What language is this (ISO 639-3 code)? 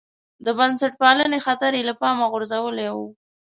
pus